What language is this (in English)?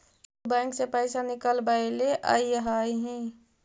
Magahi